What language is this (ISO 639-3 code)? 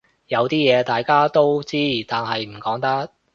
yue